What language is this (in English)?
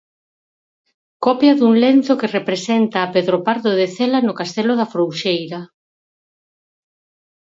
Galician